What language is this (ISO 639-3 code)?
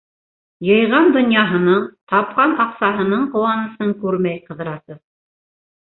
bak